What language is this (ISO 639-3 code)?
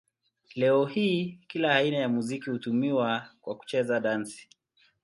swa